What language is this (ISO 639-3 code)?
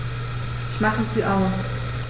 deu